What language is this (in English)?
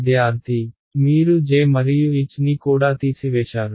Telugu